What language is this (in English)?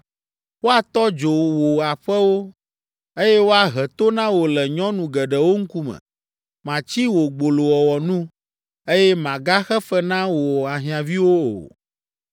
Ewe